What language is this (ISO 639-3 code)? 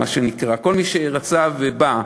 heb